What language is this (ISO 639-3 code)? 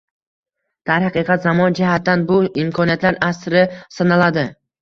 uzb